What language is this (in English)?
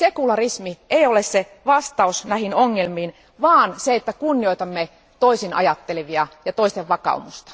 Finnish